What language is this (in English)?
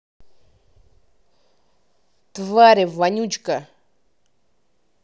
Russian